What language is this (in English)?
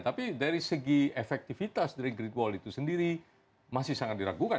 Indonesian